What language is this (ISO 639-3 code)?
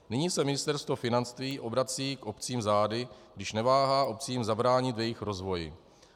ces